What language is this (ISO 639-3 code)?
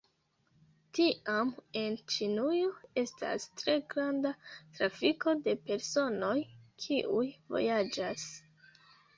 epo